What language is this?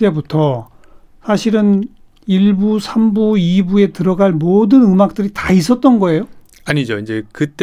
Korean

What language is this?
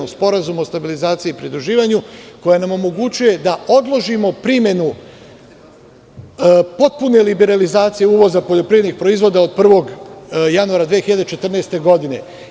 Serbian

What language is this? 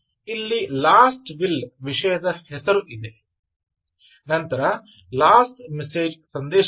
Kannada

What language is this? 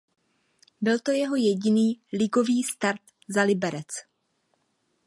Czech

